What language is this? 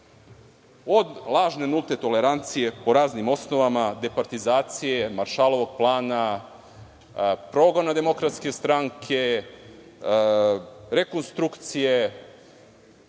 Serbian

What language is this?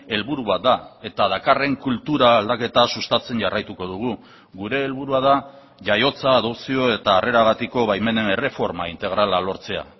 Basque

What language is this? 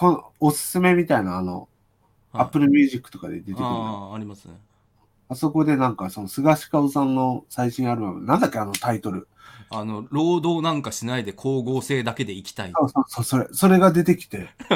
Japanese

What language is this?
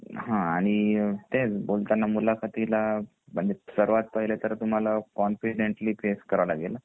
Marathi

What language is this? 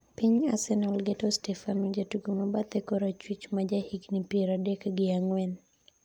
Luo (Kenya and Tanzania)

